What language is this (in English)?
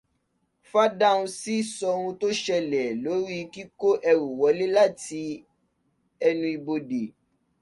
Yoruba